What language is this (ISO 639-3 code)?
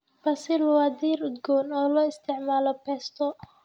som